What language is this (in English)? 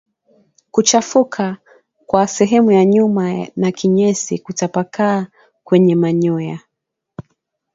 Swahili